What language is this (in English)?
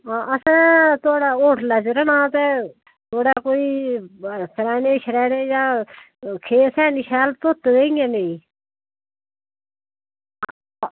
Dogri